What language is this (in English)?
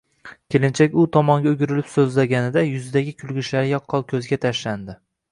Uzbek